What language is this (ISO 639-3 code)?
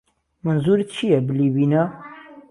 ckb